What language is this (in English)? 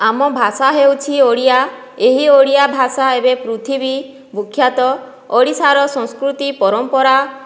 Odia